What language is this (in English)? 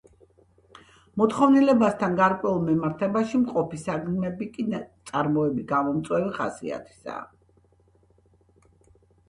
Georgian